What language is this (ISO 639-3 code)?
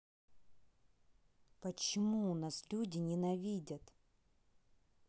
rus